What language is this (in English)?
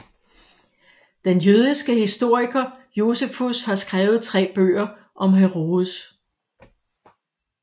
Danish